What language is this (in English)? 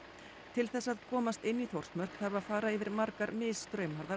Icelandic